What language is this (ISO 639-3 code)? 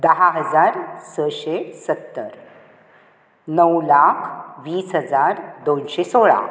kok